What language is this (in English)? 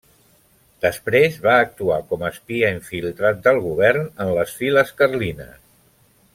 Catalan